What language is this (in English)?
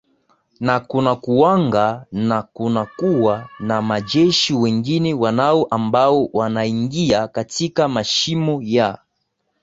Swahili